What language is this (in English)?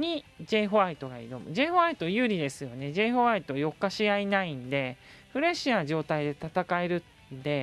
Japanese